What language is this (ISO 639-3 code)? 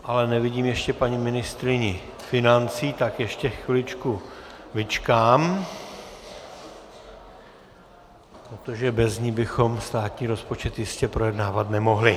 ces